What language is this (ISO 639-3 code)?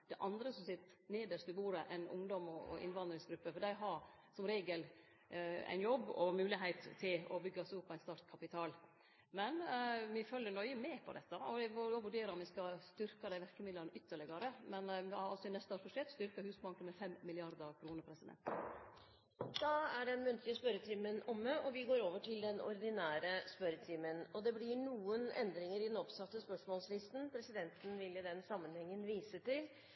nor